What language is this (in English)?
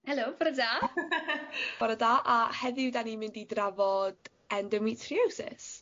Welsh